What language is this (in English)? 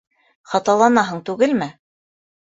Bashkir